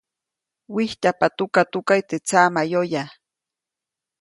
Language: Copainalá Zoque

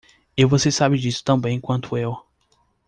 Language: Portuguese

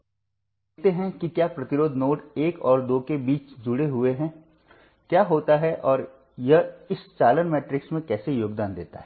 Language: Hindi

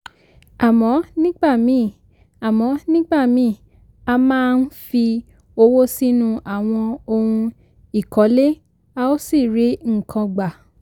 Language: Yoruba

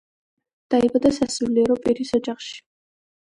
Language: Georgian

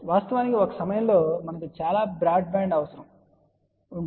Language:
Telugu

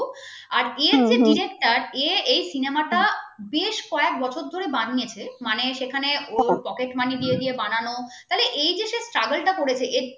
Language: Bangla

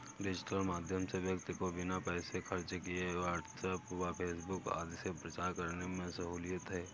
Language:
Hindi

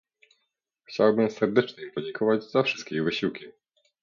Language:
Polish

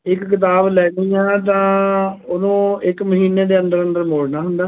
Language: Punjabi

